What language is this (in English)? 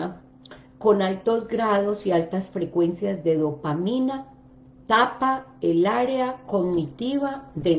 Spanish